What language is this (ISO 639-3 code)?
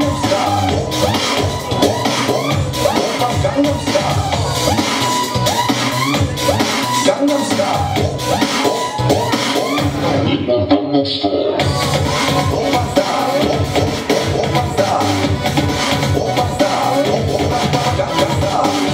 pol